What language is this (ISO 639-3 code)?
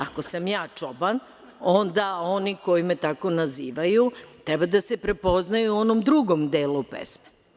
srp